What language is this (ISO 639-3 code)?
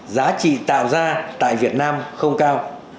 vie